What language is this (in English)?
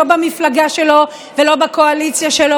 Hebrew